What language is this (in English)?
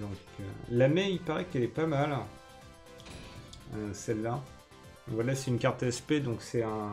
French